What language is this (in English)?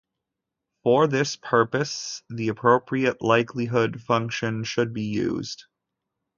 English